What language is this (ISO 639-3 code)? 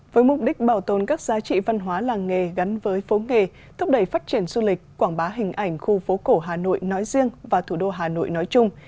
vie